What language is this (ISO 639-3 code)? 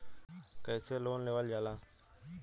bho